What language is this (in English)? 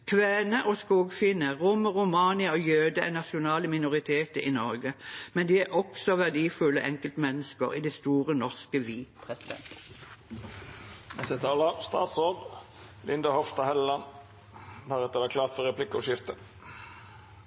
Norwegian Bokmål